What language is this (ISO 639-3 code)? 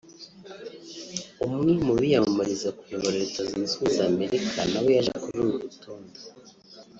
kin